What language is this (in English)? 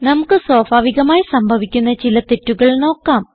Malayalam